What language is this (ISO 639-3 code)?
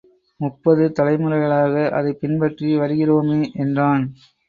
tam